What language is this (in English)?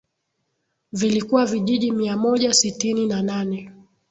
Swahili